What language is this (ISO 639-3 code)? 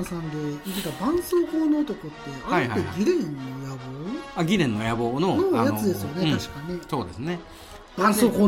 jpn